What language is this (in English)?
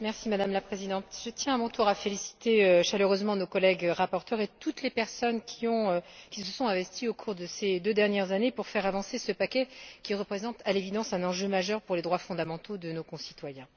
French